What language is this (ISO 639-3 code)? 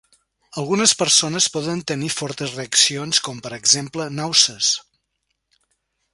cat